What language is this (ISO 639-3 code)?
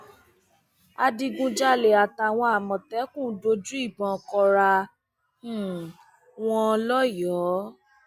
yor